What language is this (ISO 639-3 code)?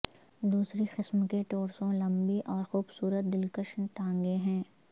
urd